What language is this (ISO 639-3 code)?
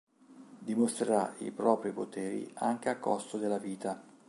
ita